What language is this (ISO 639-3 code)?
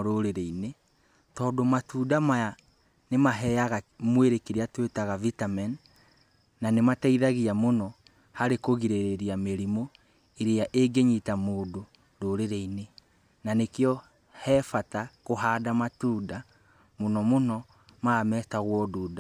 kik